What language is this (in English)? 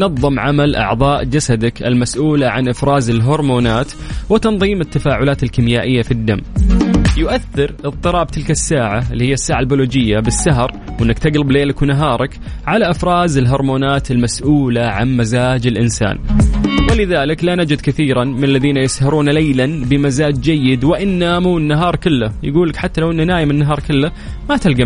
Arabic